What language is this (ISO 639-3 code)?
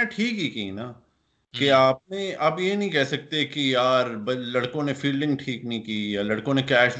urd